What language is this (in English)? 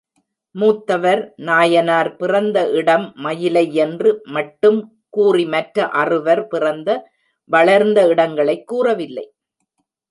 Tamil